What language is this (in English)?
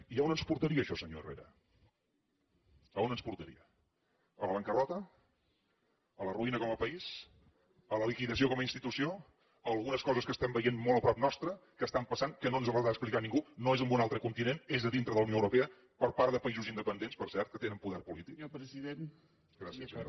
Catalan